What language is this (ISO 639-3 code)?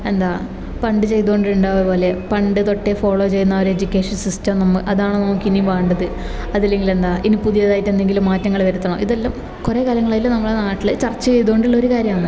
mal